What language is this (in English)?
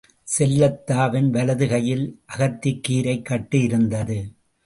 Tamil